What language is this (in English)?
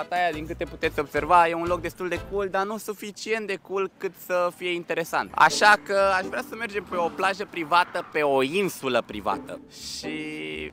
Romanian